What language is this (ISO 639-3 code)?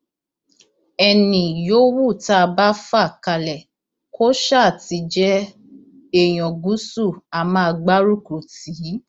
yor